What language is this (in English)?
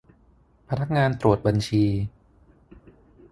Thai